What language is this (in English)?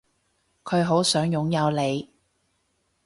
Cantonese